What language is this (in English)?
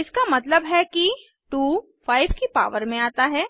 Hindi